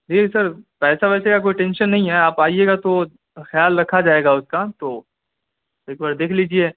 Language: Urdu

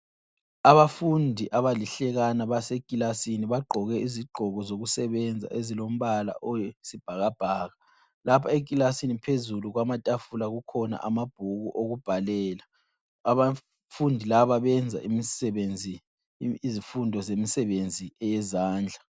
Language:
North Ndebele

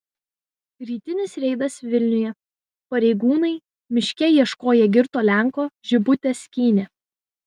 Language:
Lithuanian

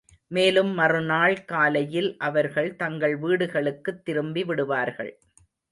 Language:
Tamil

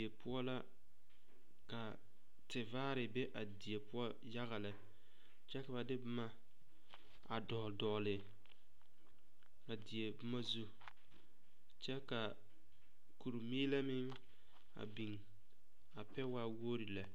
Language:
Southern Dagaare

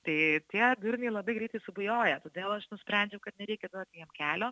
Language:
Lithuanian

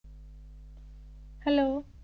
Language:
Punjabi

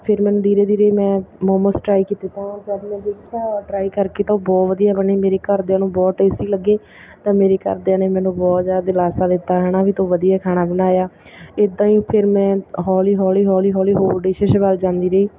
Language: Punjabi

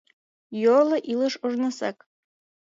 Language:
Mari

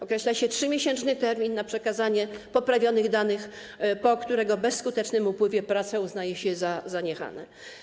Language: Polish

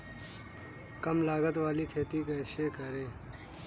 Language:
Hindi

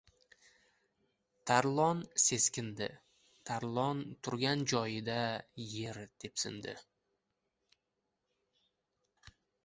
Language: Uzbek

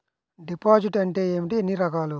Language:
Telugu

